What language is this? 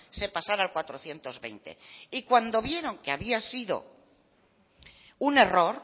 Spanish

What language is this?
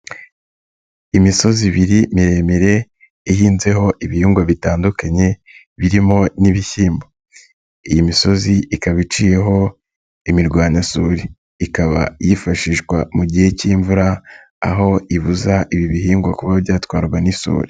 Kinyarwanda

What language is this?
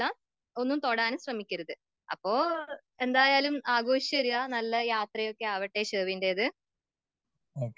Malayalam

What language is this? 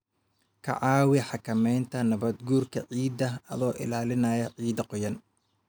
Somali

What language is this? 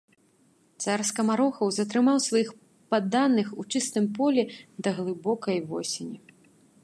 Belarusian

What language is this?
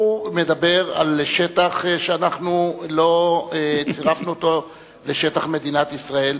Hebrew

